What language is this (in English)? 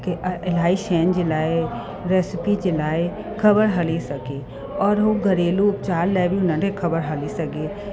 Sindhi